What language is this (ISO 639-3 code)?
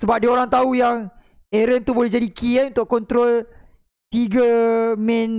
msa